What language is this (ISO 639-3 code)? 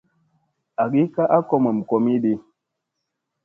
mse